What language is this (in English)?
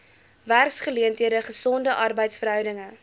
Afrikaans